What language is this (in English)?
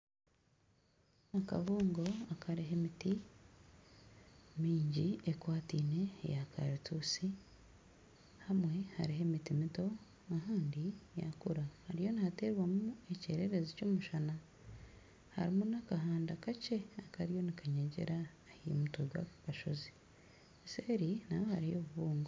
Nyankole